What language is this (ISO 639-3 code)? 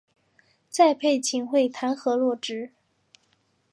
zho